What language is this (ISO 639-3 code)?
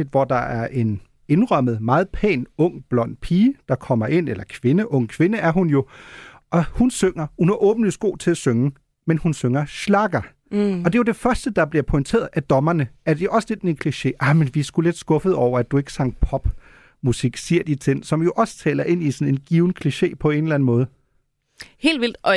dan